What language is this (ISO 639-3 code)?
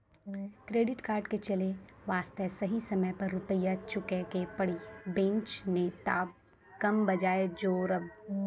mai